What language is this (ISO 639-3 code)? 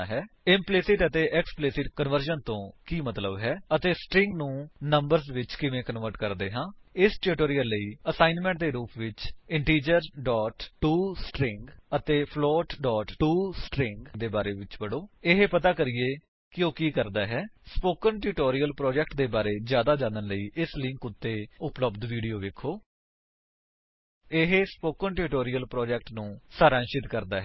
pan